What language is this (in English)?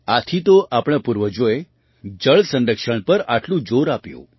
Gujarati